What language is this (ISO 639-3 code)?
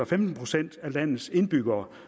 dan